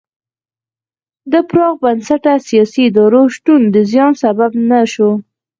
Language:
Pashto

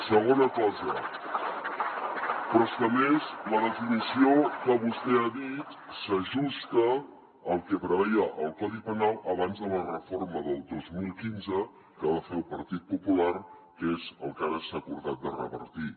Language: Catalan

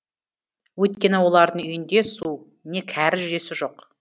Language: Kazakh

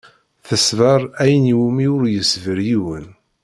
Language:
Kabyle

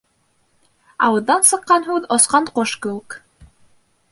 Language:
Bashkir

